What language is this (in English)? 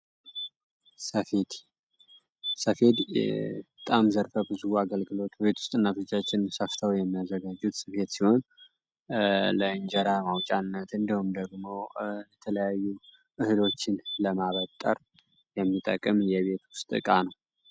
Amharic